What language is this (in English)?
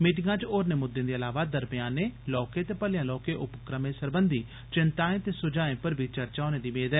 Dogri